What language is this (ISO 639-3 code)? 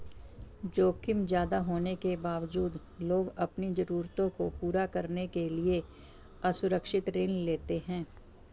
hin